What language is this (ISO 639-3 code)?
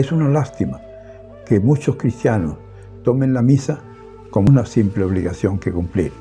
spa